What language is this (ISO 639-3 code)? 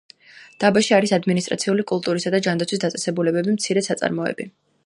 kat